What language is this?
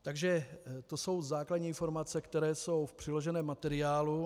Czech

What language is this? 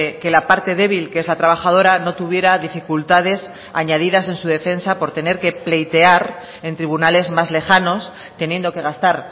Spanish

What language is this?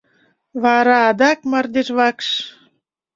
Mari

